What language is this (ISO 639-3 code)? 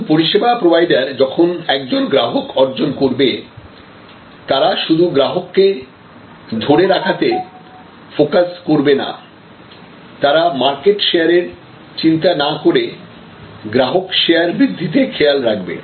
ben